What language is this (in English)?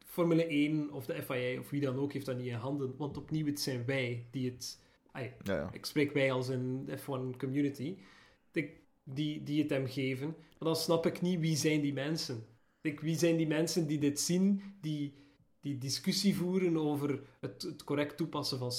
Dutch